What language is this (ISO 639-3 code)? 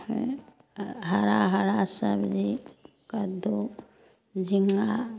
mai